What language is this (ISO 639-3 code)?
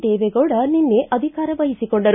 kan